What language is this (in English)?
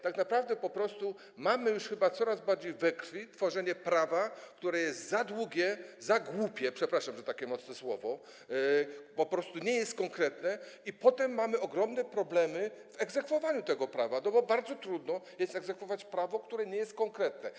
Polish